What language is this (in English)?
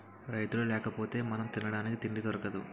Telugu